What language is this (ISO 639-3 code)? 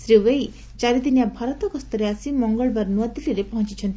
ori